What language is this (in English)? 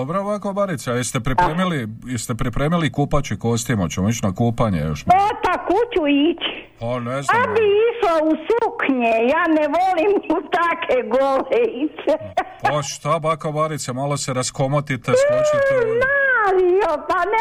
Croatian